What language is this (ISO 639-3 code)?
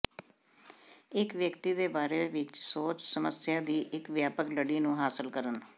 pan